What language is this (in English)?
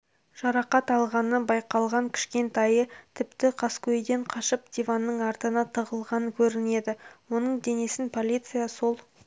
Kazakh